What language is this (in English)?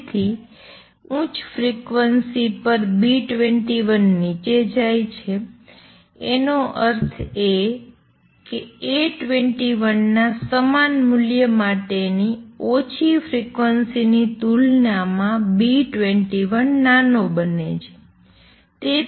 Gujarati